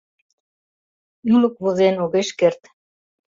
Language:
Mari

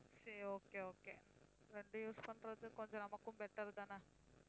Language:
Tamil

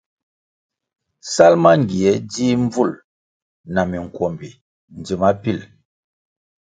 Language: Kwasio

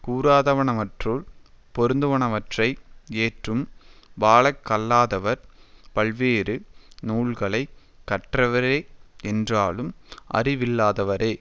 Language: Tamil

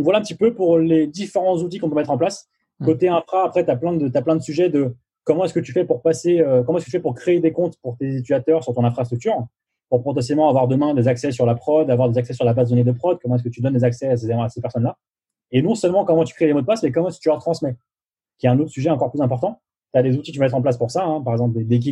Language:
French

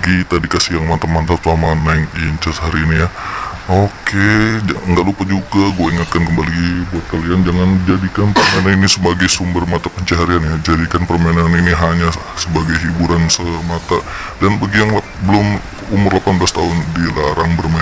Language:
Indonesian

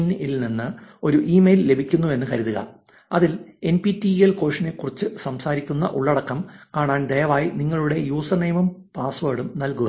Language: Malayalam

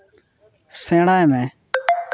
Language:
Santali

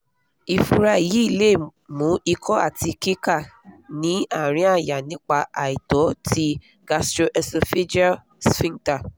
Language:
Yoruba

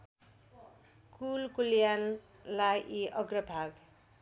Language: Nepali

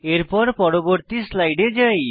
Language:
Bangla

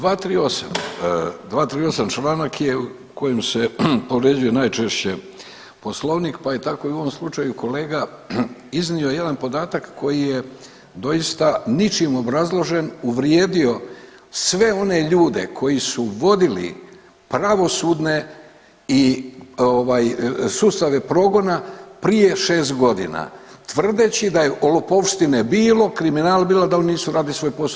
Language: Croatian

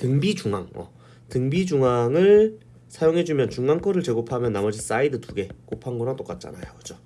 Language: Korean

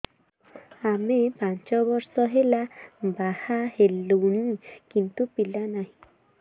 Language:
Odia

